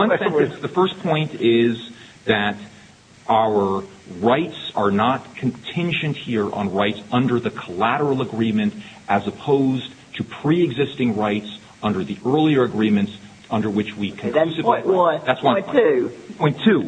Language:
English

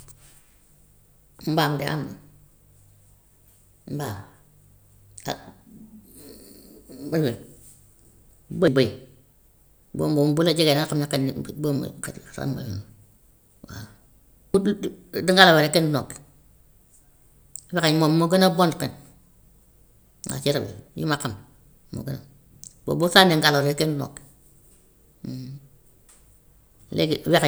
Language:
Gambian Wolof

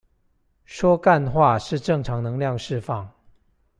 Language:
Chinese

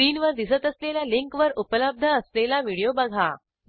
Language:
Marathi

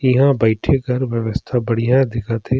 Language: Surgujia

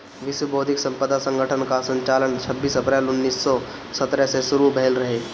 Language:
Bhojpuri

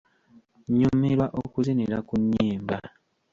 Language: Ganda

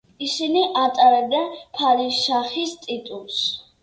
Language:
Georgian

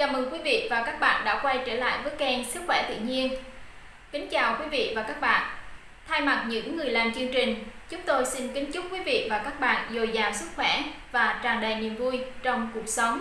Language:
Vietnamese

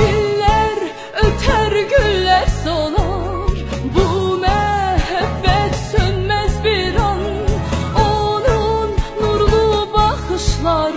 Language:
Turkish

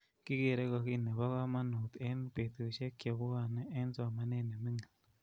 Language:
Kalenjin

